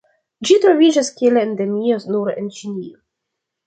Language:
Esperanto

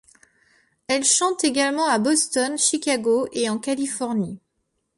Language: French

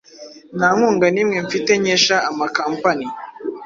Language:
Kinyarwanda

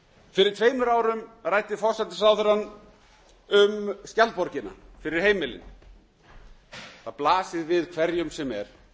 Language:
Icelandic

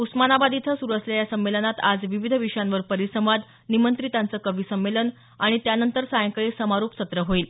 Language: Marathi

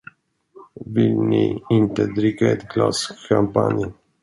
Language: Swedish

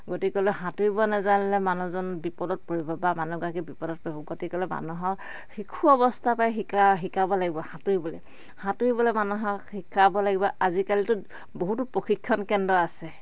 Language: Assamese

